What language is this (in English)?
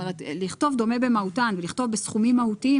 Hebrew